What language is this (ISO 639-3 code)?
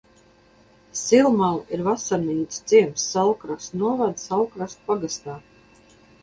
lav